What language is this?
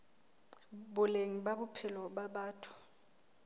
Southern Sotho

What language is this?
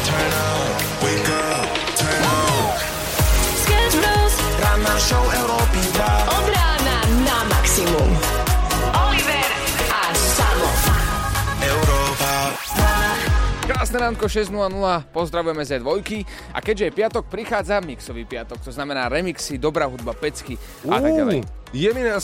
Slovak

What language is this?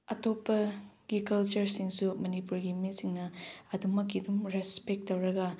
Manipuri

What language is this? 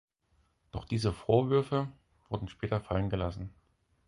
German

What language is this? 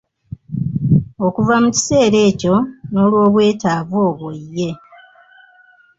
Ganda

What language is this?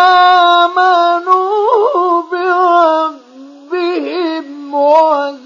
Arabic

